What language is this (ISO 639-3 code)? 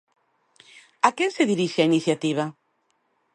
glg